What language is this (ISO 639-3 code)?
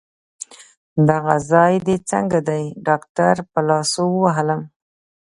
pus